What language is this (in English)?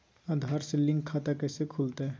Magahi